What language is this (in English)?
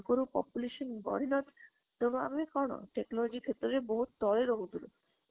Odia